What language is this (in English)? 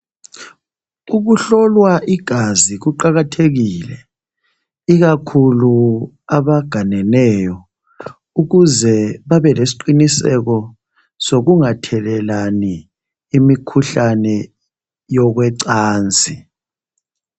North Ndebele